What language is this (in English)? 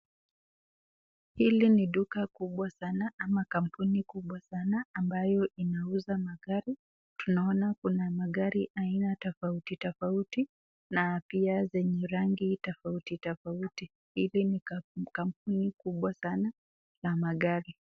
Swahili